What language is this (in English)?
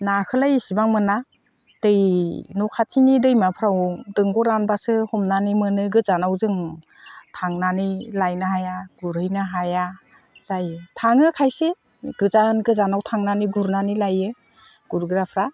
Bodo